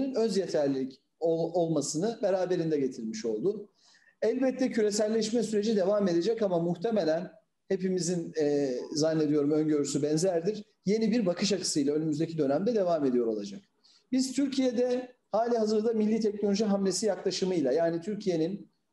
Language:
Turkish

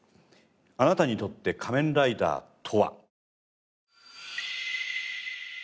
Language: Japanese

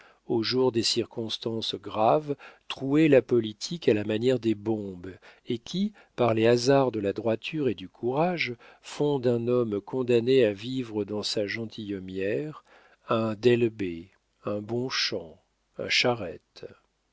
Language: French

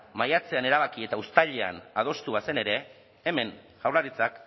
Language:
Basque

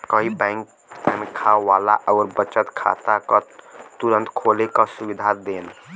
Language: Bhojpuri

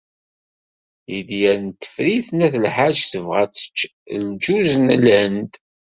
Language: Kabyle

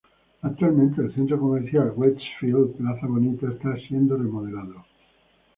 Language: Spanish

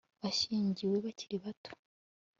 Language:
Kinyarwanda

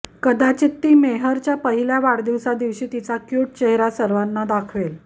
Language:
Marathi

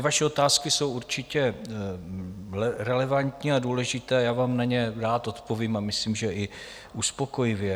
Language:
Czech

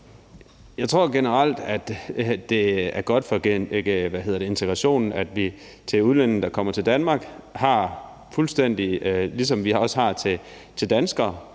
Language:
Danish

